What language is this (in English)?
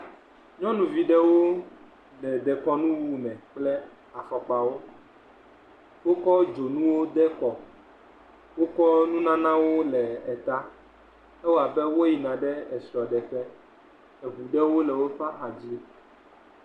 Ewe